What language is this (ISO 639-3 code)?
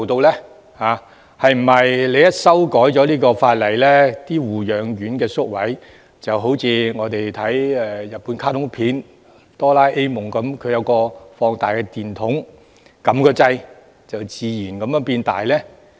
yue